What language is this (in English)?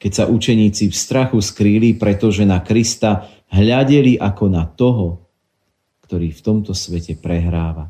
Slovak